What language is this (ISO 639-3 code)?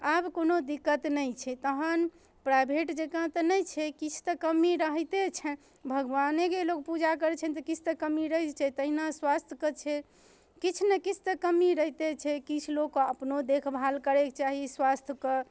mai